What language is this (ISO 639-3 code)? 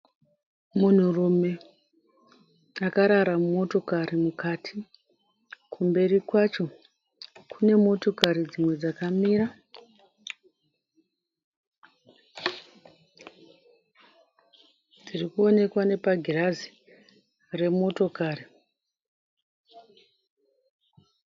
sna